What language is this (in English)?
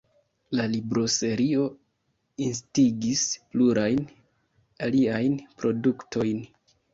Esperanto